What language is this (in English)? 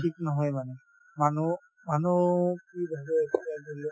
Assamese